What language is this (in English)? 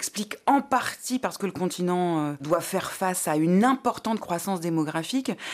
French